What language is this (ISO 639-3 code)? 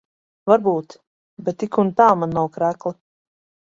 lav